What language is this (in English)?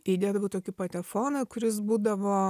Lithuanian